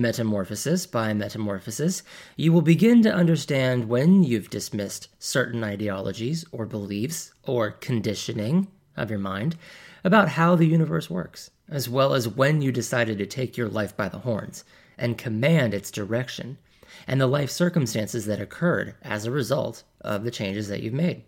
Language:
English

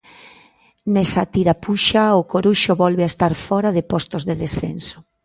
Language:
Galician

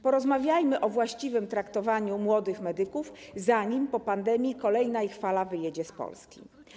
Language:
Polish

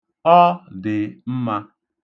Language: Igbo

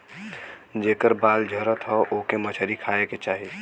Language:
Bhojpuri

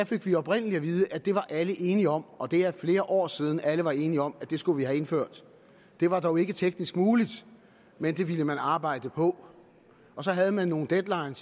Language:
Danish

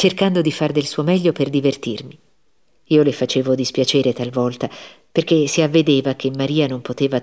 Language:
Italian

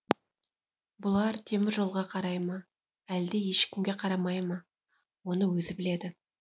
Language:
Kazakh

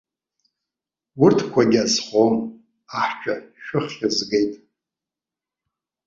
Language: Abkhazian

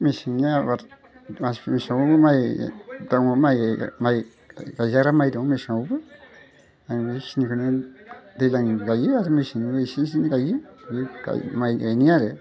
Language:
Bodo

